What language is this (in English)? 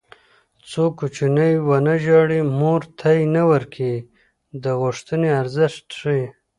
Pashto